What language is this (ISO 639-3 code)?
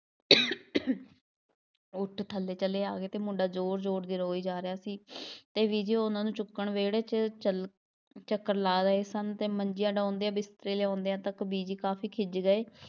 pan